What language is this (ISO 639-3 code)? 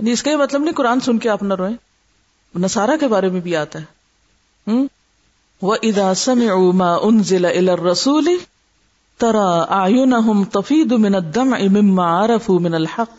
urd